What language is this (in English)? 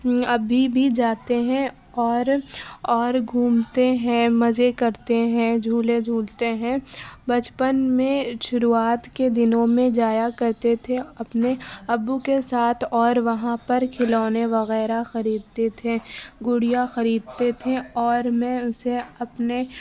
Urdu